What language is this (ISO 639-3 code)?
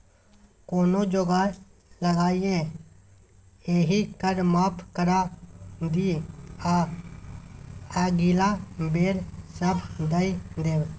mai